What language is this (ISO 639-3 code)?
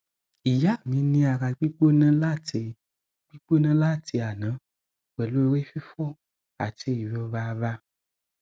yor